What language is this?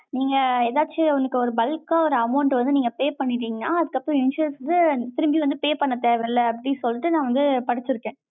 Tamil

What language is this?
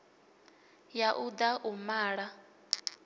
Venda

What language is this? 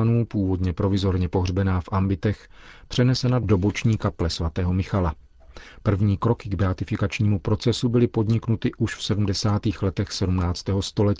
Czech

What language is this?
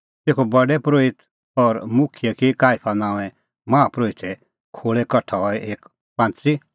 Kullu Pahari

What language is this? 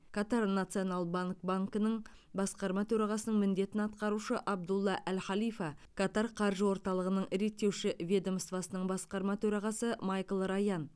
Kazakh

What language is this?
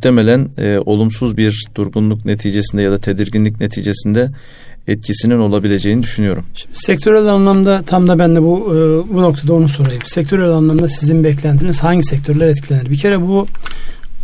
Turkish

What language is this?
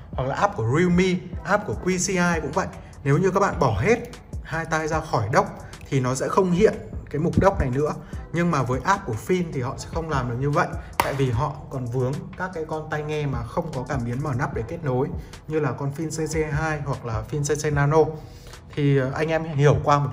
Vietnamese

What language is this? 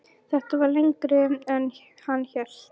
Icelandic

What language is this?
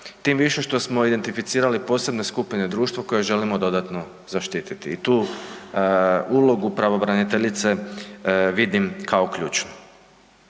Croatian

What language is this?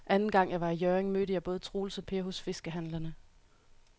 Danish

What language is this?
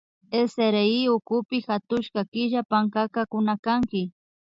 Imbabura Highland Quichua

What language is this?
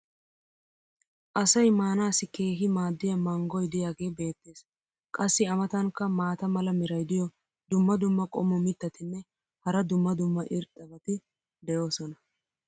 Wolaytta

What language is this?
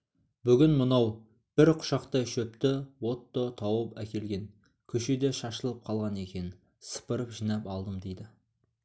Kazakh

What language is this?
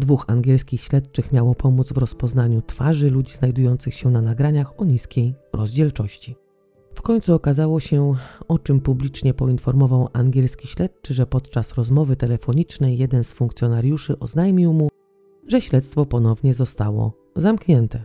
Polish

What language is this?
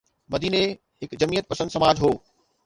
Sindhi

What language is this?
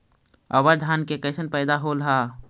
Magahi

